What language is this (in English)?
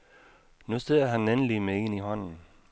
Danish